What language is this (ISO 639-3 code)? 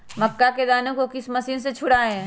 mag